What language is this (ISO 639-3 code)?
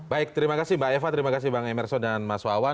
ind